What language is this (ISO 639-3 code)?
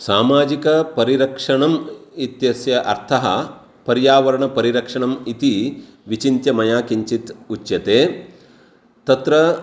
san